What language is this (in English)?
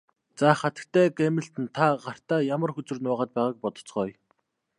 Mongolian